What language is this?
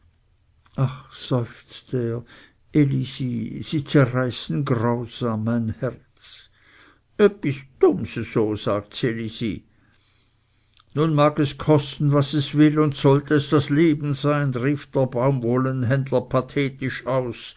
German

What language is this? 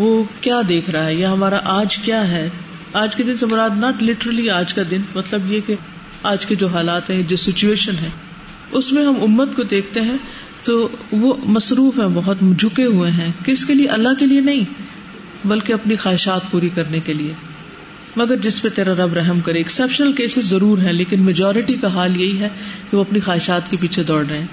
Urdu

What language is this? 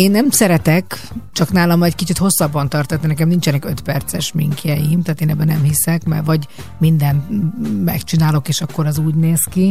Hungarian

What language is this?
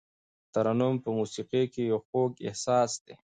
Pashto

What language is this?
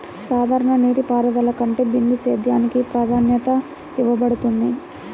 Telugu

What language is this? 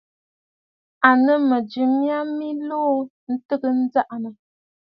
Bafut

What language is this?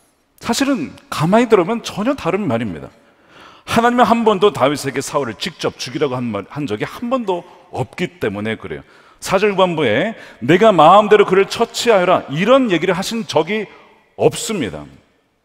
Korean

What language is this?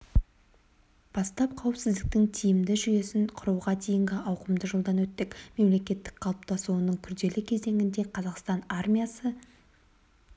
Kazakh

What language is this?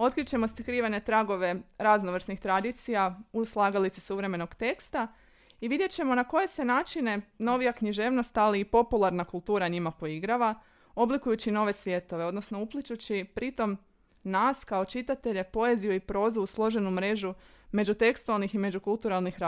Croatian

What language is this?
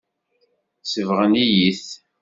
Kabyle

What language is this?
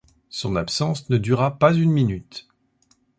French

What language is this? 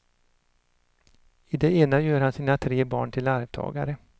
Swedish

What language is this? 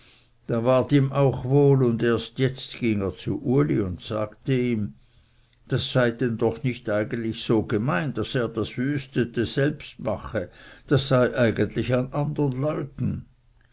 German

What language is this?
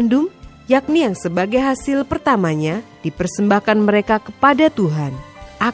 Indonesian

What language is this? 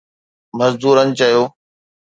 Sindhi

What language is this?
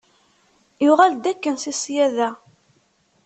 Kabyle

